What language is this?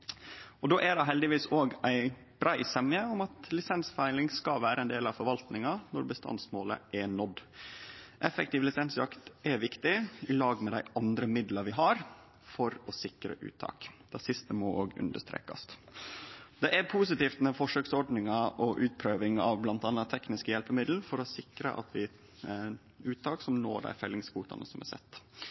Norwegian Nynorsk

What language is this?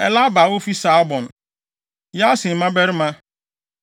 Akan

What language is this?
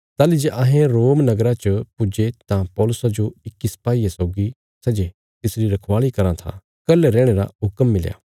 Bilaspuri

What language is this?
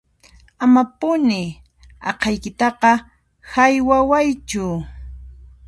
Puno Quechua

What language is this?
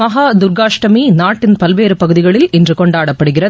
Tamil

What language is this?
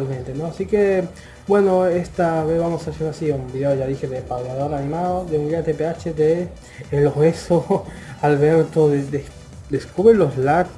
Spanish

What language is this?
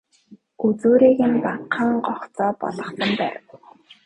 Mongolian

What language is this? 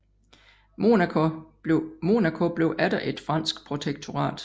Danish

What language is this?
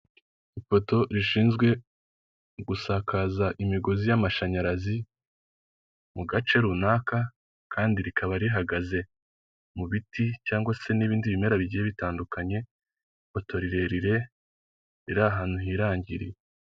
Kinyarwanda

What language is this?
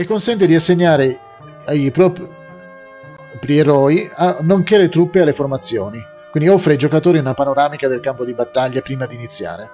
Italian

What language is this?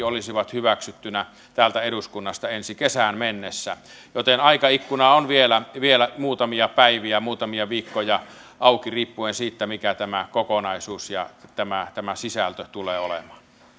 Finnish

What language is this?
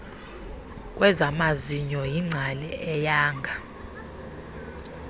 Xhosa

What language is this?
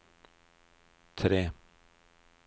Norwegian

